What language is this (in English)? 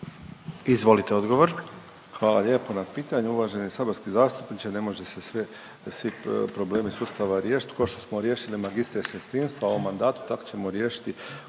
Croatian